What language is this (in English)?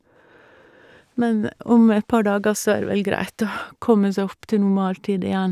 Norwegian